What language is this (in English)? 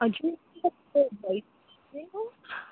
Nepali